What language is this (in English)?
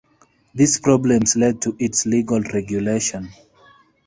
English